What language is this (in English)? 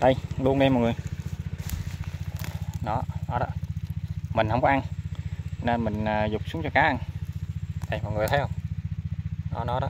Vietnamese